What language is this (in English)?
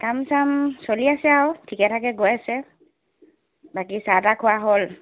Assamese